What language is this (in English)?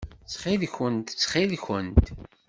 Kabyle